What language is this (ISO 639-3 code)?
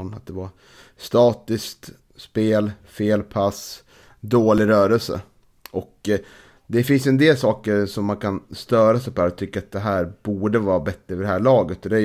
swe